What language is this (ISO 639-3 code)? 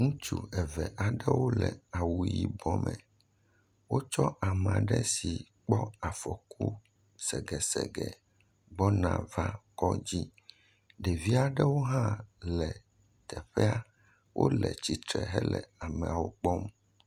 ewe